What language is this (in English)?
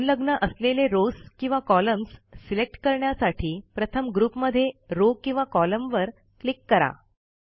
Marathi